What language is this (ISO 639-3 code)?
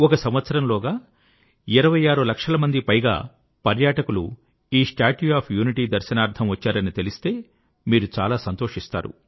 tel